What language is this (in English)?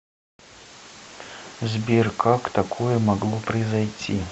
Russian